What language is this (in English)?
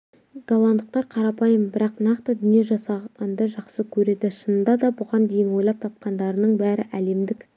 Kazakh